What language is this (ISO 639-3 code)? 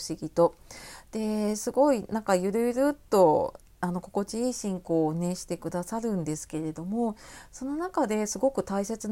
jpn